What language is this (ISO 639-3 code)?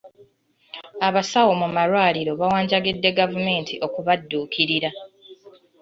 lug